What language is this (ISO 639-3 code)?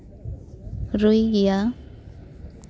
sat